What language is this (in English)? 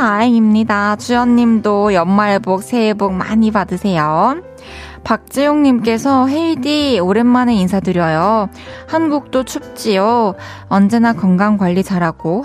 Korean